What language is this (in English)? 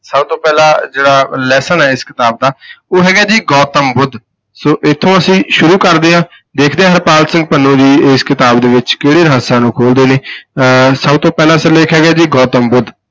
Punjabi